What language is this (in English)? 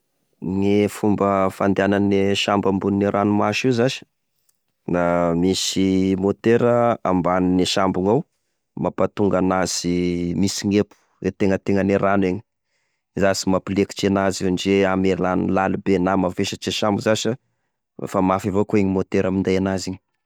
Tesaka Malagasy